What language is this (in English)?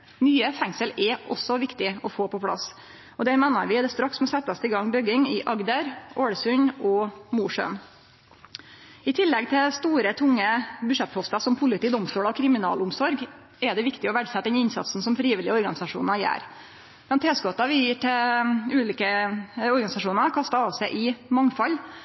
Norwegian Nynorsk